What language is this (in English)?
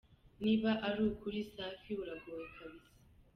Kinyarwanda